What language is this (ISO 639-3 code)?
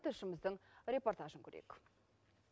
kaz